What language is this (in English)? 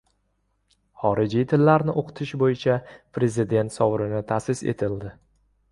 Uzbek